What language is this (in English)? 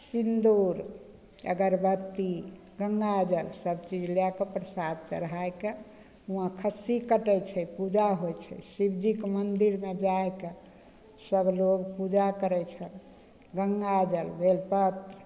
Maithili